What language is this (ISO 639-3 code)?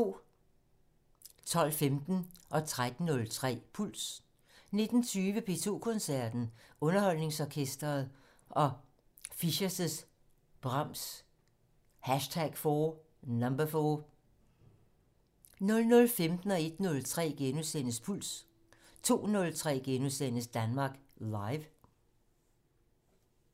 dan